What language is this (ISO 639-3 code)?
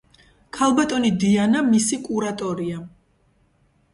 kat